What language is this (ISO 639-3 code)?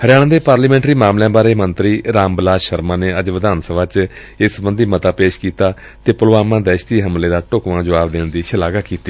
pan